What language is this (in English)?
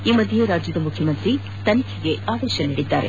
Kannada